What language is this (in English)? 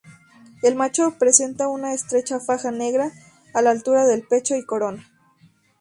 Spanish